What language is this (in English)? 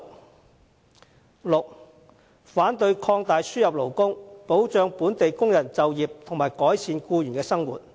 Cantonese